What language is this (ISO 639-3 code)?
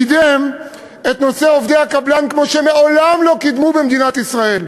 heb